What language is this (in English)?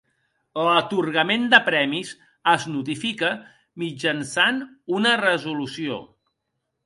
Catalan